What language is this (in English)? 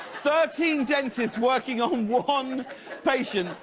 English